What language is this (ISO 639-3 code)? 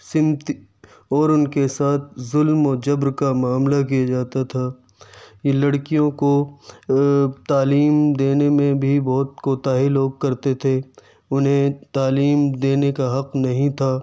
urd